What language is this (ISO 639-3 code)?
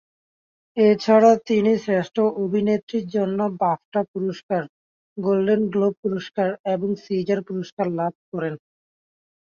ben